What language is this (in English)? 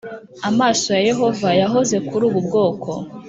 Kinyarwanda